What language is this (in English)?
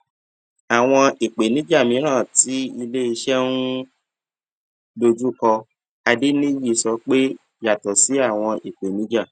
Yoruba